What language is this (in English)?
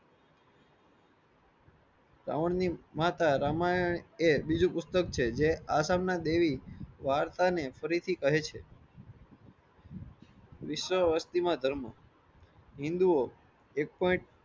Gujarati